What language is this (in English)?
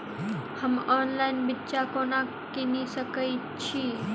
Maithili